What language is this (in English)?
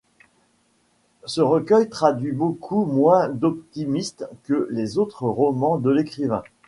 French